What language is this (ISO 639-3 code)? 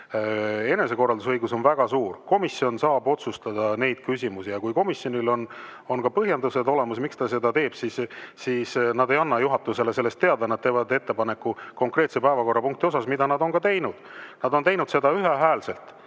est